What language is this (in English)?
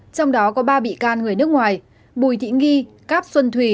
Vietnamese